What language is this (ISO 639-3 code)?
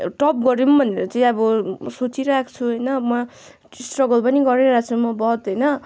nep